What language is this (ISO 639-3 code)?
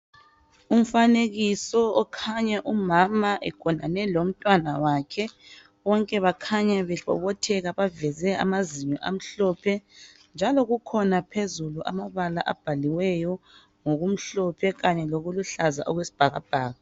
nde